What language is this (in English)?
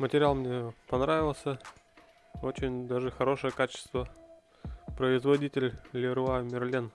Russian